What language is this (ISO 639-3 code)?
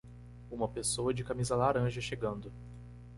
por